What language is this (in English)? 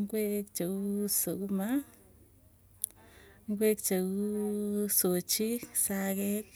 Tugen